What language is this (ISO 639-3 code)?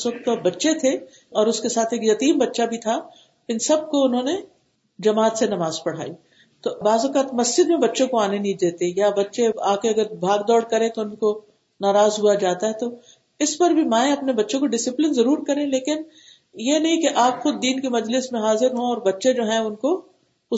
urd